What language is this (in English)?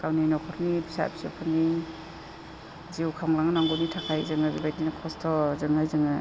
Bodo